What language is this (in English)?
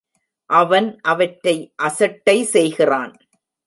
Tamil